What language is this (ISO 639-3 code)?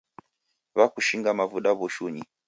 dav